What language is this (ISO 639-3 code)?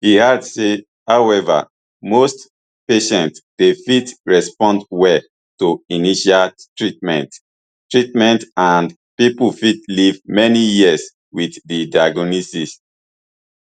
pcm